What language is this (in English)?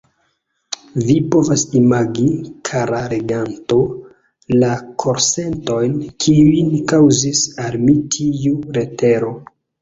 Esperanto